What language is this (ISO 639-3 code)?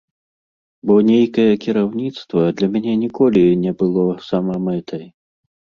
bel